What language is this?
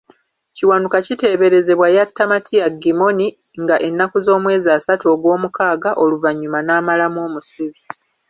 Ganda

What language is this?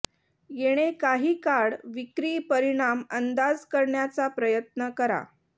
Marathi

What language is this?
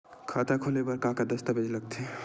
Chhattisgarhi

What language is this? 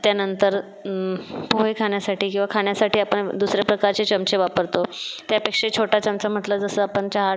Marathi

